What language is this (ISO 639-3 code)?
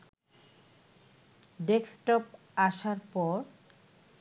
ben